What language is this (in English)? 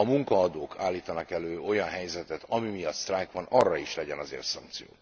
Hungarian